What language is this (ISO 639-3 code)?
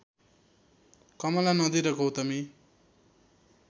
nep